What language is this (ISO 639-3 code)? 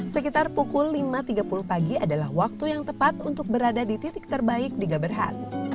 ind